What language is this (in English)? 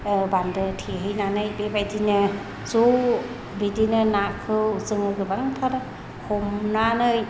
Bodo